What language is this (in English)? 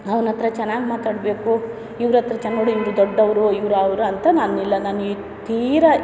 Kannada